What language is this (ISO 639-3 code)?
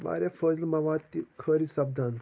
kas